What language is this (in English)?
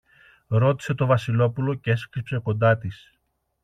Greek